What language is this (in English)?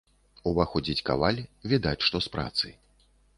Belarusian